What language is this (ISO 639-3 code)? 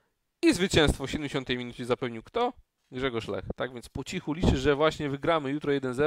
pol